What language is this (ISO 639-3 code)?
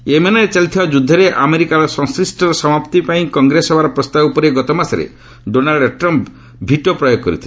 ori